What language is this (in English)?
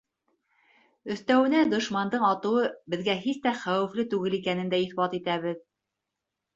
Bashkir